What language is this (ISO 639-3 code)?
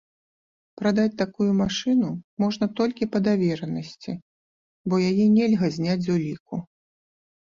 bel